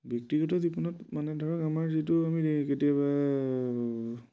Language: Assamese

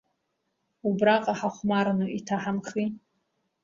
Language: Abkhazian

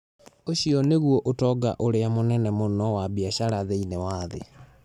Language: Kikuyu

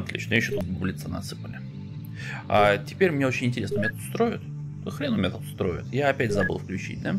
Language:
Russian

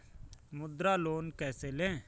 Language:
Hindi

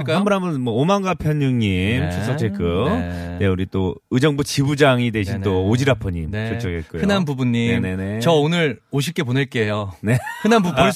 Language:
Korean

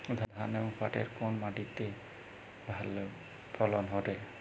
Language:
Bangla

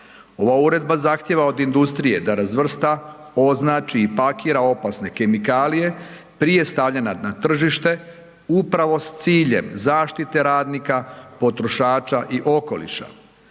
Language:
Croatian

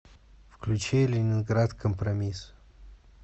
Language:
Russian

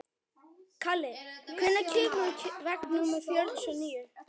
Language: Icelandic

